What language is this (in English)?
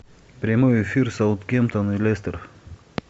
Russian